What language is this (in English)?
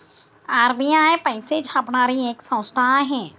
Marathi